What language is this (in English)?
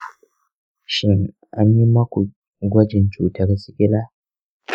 Hausa